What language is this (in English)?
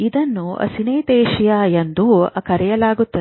Kannada